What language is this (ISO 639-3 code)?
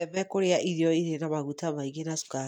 kik